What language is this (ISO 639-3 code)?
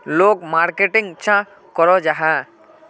mag